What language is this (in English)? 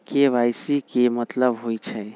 Magahi